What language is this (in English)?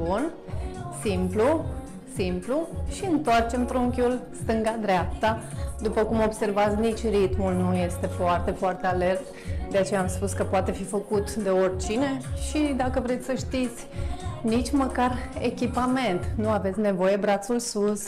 Romanian